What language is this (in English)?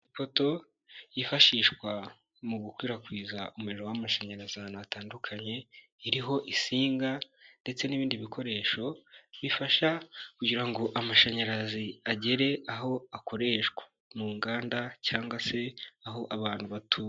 Kinyarwanda